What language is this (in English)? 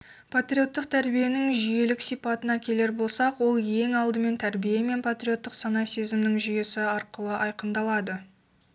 Kazakh